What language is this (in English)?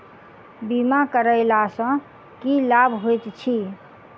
Maithili